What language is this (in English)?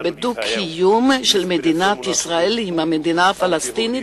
Hebrew